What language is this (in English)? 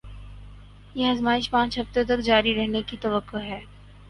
Urdu